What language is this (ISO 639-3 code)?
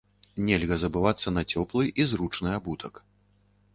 bel